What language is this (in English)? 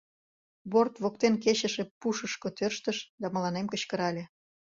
Mari